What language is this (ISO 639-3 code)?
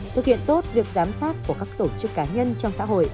vie